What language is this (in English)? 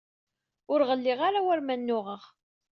Kabyle